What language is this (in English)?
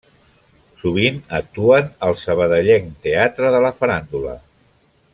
Catalan